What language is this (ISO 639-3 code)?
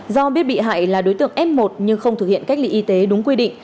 vie